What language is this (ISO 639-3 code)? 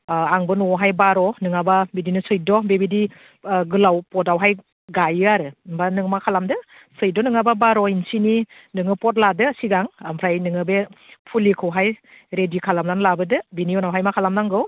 brx